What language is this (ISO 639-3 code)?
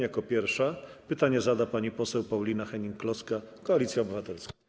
pol